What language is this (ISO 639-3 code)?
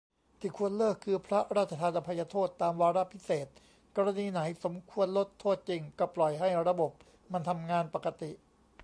tha